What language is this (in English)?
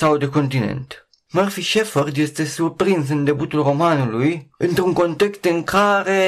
Romanian